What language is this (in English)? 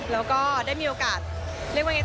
Thai